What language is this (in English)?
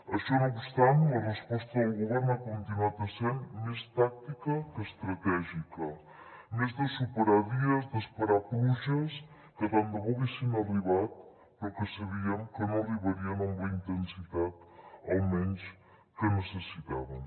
Catalan